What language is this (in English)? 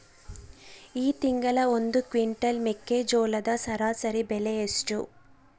Kannada